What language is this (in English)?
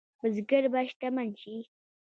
Pashto